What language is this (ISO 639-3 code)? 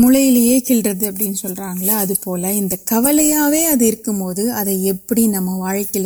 urd